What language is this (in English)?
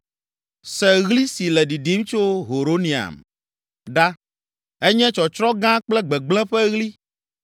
Ewe